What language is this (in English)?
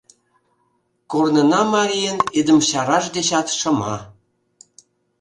Mari